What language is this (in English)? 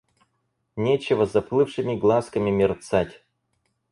Russian